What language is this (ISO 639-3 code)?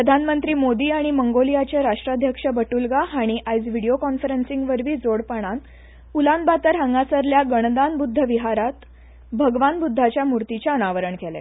kok